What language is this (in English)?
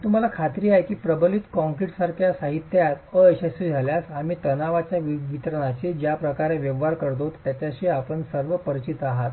Marathi